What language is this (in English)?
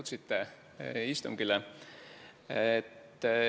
Estonian